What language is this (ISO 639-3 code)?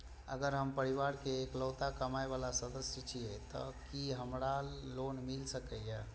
mai